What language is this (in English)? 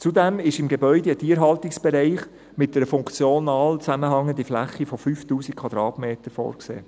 Swiss German